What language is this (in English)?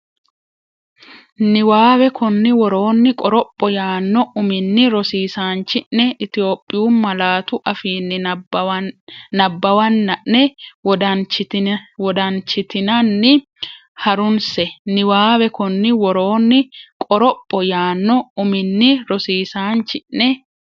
Sidamo